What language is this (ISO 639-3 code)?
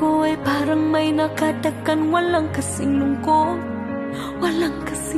tha